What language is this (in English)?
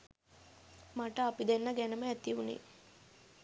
Sinhala